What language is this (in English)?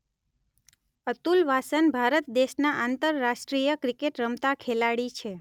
Gujarati